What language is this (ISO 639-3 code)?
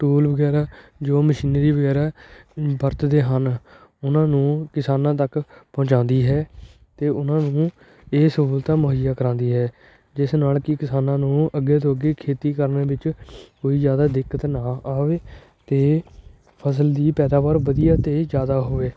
pan